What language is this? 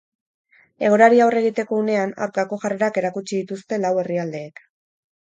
Basque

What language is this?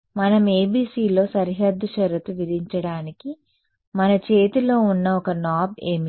Telugu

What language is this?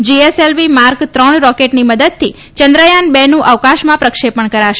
Gujarati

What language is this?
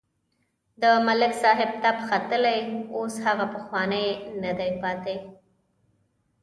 Pashto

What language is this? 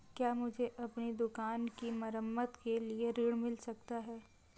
Hindi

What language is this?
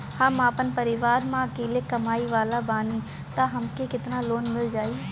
Bhojpuri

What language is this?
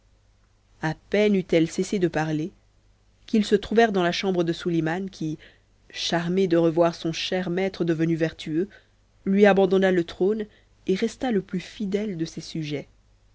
French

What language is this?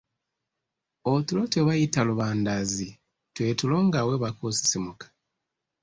Ganda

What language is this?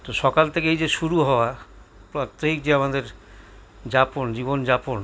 Bangla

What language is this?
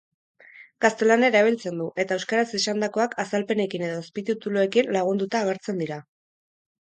Basque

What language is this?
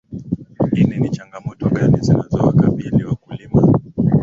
Swahili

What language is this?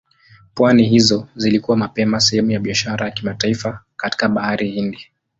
Swahili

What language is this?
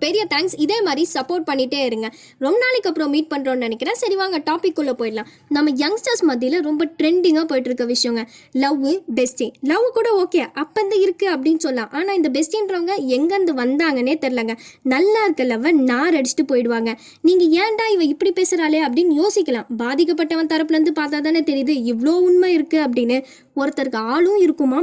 Tamil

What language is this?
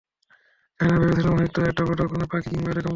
Bangla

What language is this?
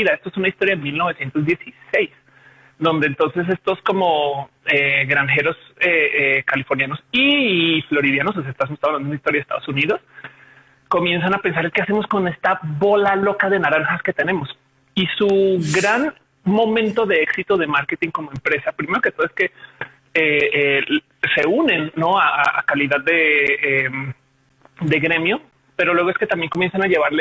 Spanish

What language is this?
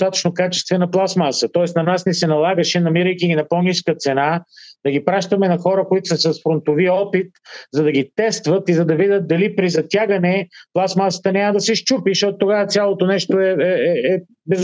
Bulgarian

